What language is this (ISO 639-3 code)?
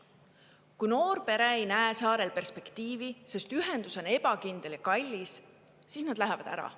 est